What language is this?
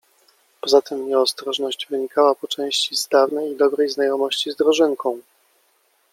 Polish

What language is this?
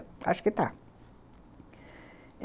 Portuguese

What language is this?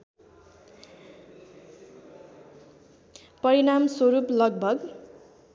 Nepali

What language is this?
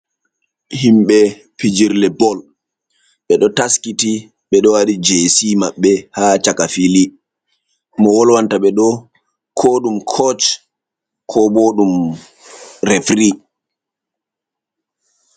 Fula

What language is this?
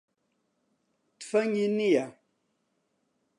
Central Kurdish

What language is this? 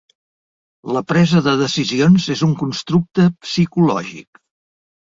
Catalan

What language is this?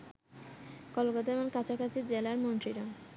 Bangla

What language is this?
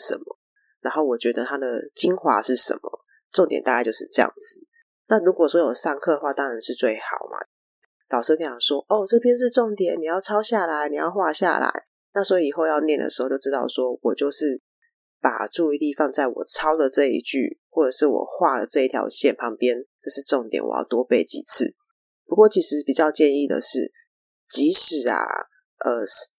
Chinese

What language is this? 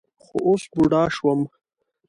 Pashto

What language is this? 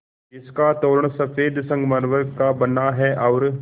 Hindi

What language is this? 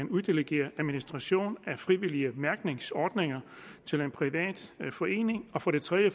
Danish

